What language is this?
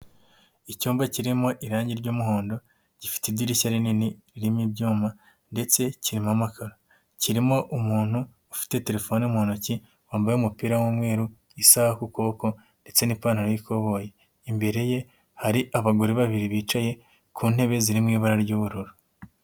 Kinyarwanda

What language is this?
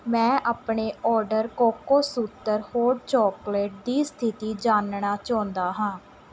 Punjabi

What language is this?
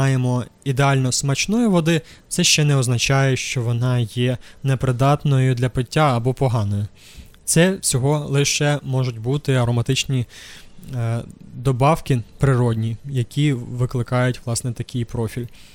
Ukrainian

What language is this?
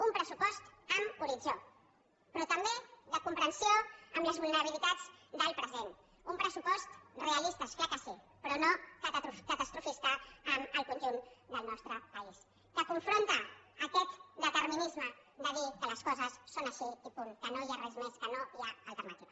Catalan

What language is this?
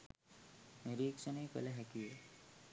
Sinhala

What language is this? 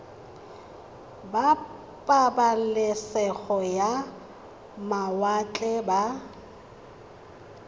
Tswana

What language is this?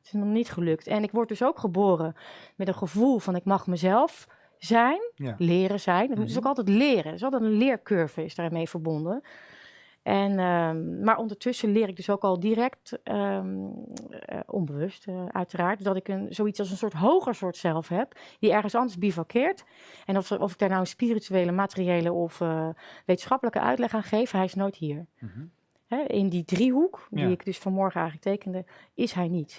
Dutch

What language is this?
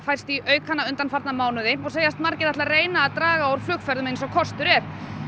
Icelandic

